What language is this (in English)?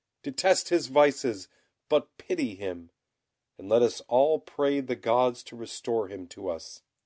English